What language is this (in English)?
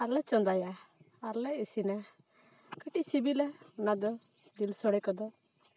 Santali